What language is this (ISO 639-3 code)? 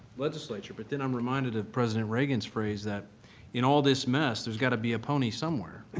eng